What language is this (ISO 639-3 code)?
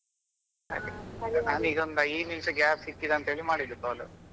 kan